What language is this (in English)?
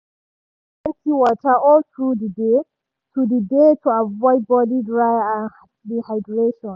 Nigerian Pidgin